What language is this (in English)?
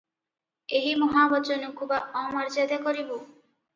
Odia